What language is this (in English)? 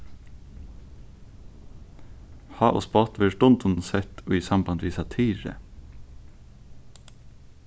Faroese